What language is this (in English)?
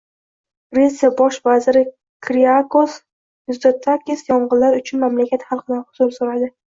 Uzbek